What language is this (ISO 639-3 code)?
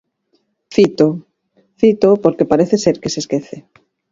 glg